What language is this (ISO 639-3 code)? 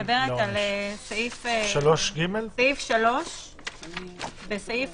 heb